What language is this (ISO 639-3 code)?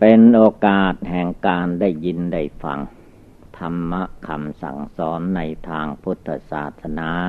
tha